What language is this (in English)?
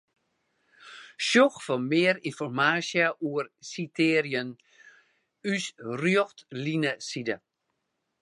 Western Frisian